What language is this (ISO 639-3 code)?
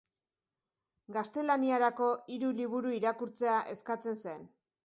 eus